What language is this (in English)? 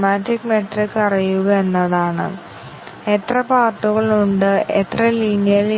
Malayalam